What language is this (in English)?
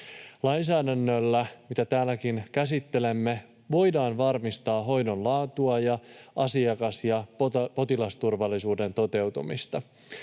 Finnish